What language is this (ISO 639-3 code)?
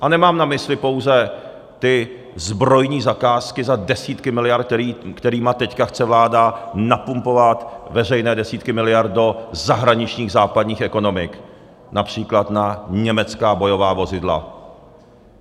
ces